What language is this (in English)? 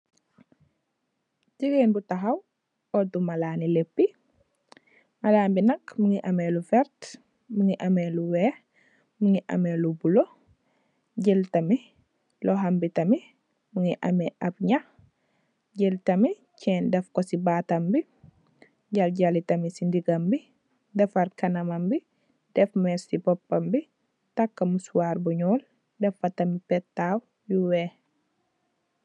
Wolof